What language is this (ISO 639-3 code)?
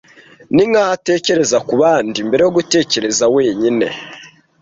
kin